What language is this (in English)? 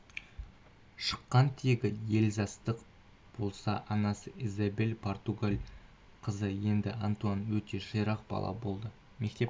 Kazakh